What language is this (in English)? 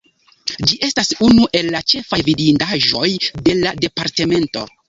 Esperanto